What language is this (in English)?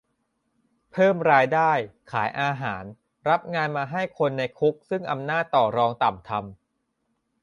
Thai